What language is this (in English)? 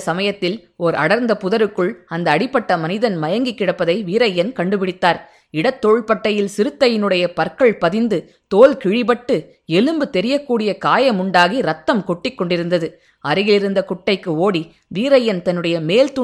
Tamil